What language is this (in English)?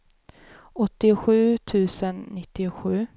Swedish